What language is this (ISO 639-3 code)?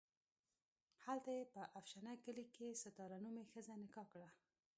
pus